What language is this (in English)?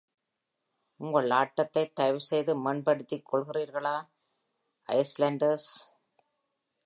Tamil